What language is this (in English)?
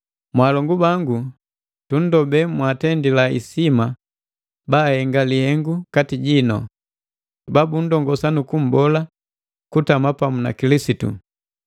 Matengo